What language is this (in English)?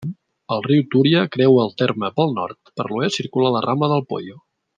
Catalan